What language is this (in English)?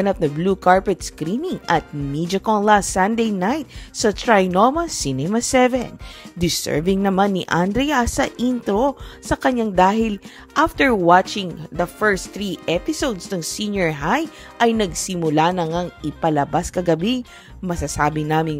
Filipino